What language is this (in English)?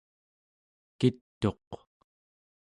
Central Yupik